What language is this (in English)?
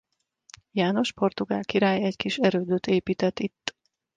Hungarian